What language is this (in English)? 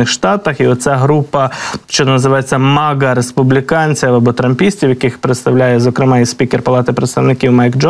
Ukrainian